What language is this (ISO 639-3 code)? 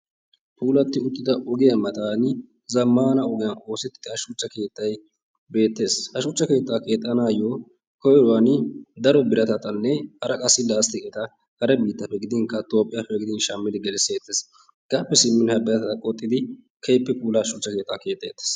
wal